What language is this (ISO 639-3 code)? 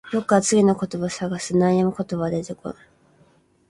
jpn